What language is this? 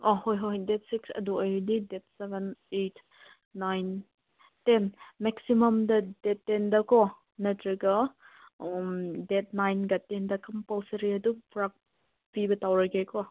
Manipuri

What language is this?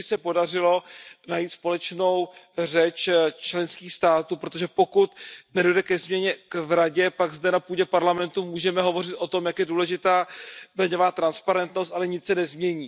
Czech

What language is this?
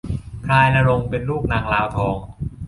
Thai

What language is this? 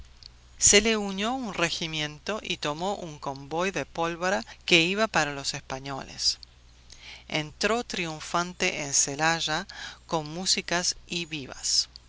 Spanish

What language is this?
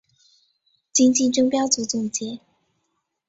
Chinese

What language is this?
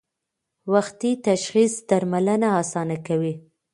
Pashto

